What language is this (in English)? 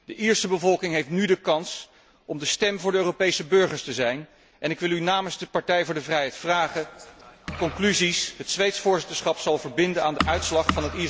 Dutch